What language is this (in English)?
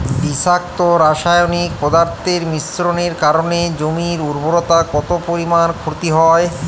Bangla